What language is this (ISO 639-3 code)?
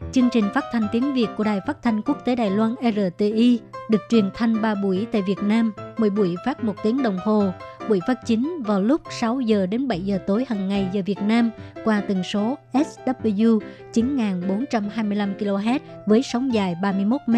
vie